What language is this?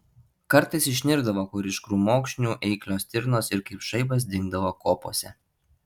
Lithuanian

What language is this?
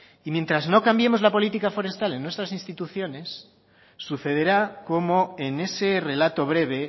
Spanish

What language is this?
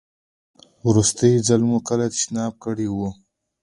Pashto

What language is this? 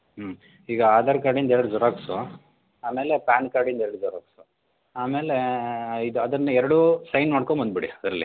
Kannada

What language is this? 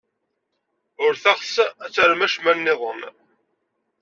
Kabyle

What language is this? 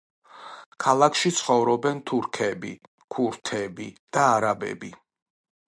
Georgian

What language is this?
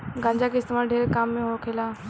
Bhojpuri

